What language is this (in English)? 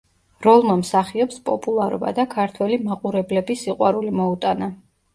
Georgian